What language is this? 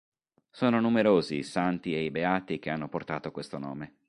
Italian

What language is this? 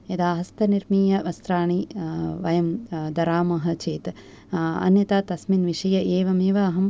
Sanskrit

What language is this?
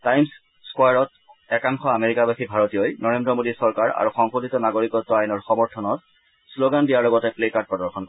Assamese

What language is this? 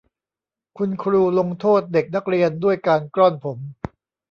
Thai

